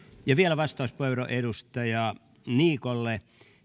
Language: Finnish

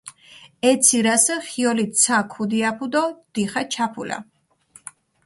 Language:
Mingrelian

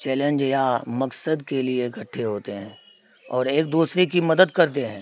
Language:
Urdu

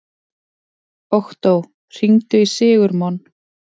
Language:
Icelandic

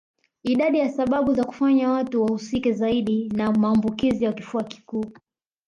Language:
Swahili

